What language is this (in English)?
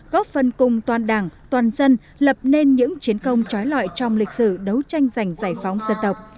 Vietnamese